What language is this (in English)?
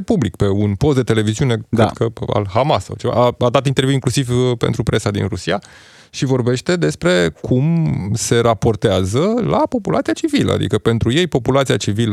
Romanian